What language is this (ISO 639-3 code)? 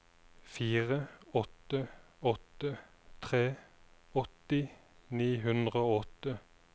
nor